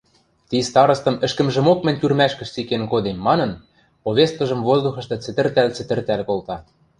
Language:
Western Mari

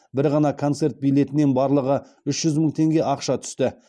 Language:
Kazakh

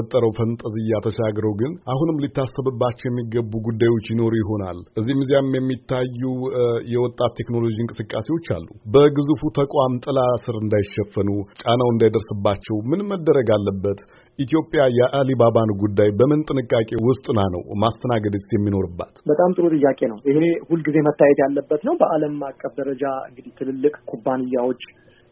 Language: Amharic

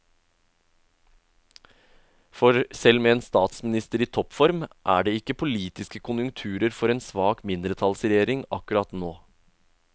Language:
Norwegian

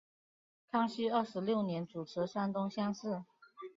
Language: Chinese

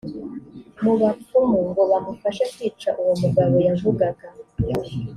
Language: Kinyarwanda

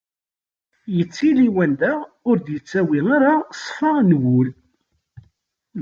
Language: Kabyle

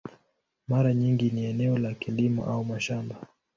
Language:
Swahili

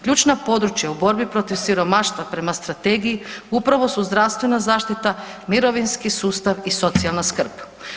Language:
Croatian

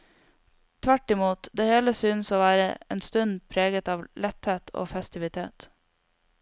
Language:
Norwegian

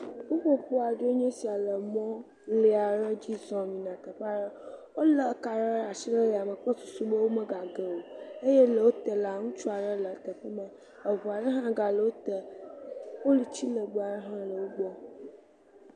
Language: Ewe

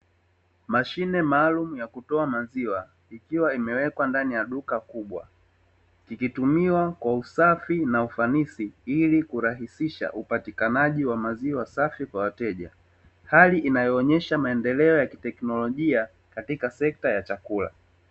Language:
Swahili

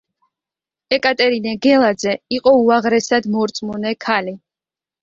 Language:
Georgian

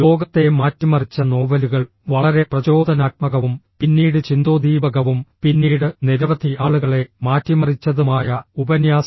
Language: Malayalam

